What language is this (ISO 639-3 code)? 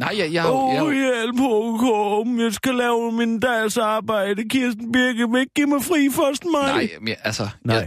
dan